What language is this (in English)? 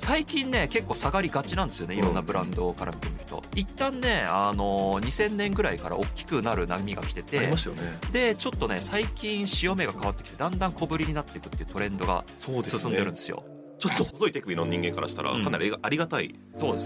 Japanese